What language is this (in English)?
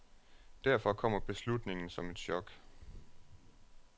Danish